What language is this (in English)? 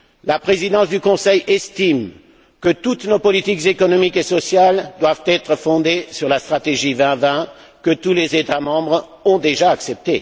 French